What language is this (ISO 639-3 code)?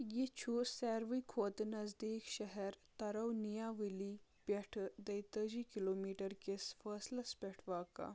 kas